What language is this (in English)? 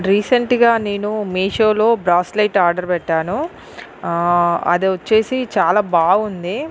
Telugu